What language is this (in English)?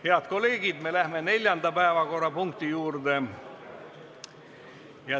Estonian